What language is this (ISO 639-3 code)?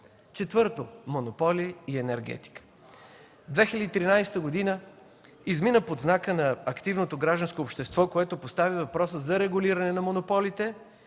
bul